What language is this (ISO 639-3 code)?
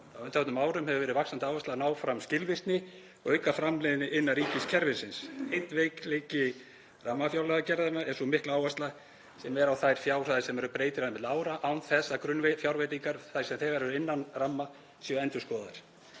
isl